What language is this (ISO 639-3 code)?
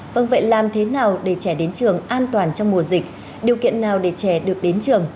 vie